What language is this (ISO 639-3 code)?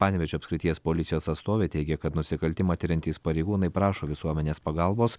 lit